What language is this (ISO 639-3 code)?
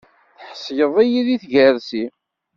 kab